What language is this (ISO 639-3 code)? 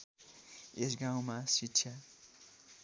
nep